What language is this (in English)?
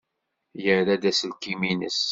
Kabyle